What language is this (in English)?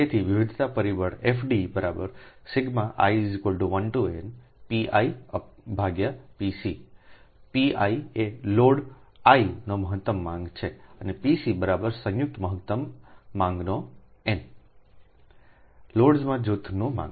Gujarati